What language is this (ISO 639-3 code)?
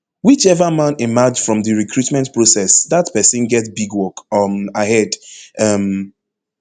pcm